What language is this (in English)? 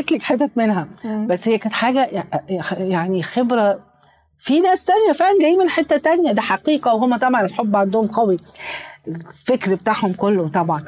Arabic